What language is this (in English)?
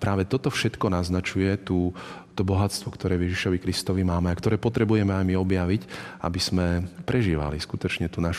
Slovak